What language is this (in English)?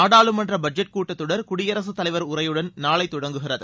Tamil